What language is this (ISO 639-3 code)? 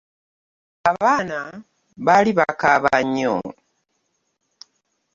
lug